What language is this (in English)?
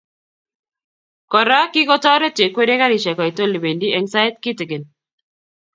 Kalenjin